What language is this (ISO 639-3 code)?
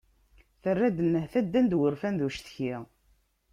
kab